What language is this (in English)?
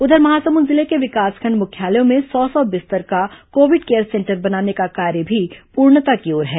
Hindi